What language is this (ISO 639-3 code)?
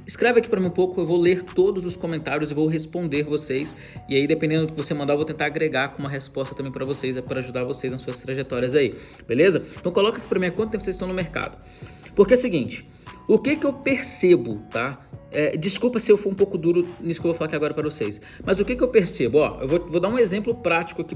por